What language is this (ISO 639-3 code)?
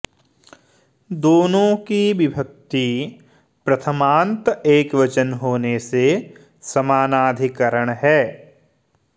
san